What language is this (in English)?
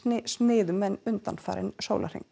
Icelandic